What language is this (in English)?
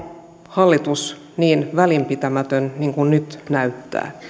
Finnish